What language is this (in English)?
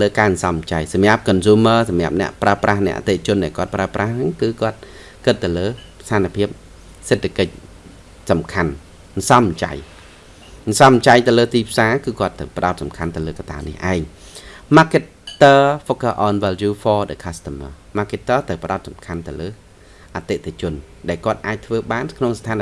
Vietnamese